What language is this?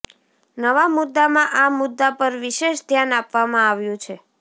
Gujarati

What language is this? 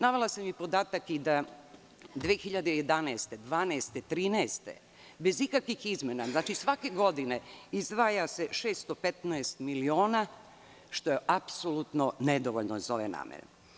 Serbian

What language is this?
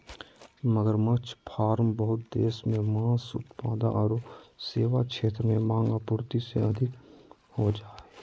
Magahi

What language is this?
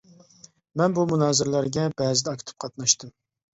Uyghur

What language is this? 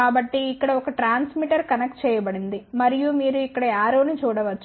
Telugu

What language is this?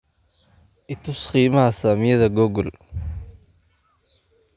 Somali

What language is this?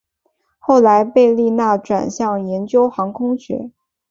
Chinese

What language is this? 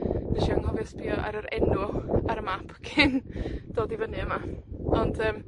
Welsh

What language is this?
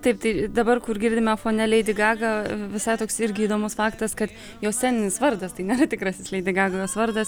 Lithuanian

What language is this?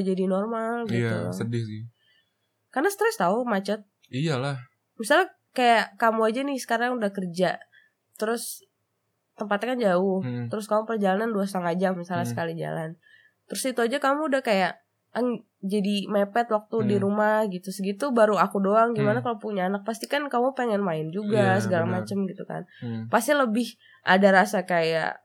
Indonesian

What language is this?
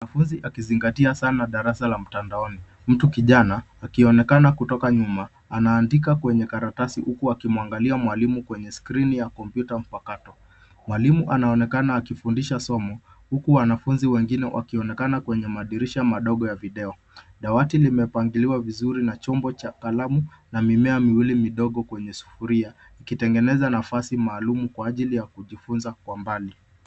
Swahili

